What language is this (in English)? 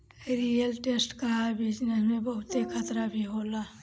Bhojpuri